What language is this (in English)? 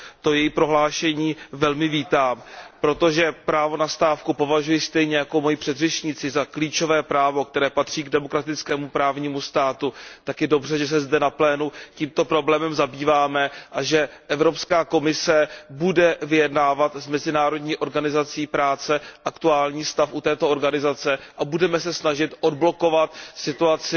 Czech